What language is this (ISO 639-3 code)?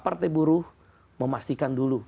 ind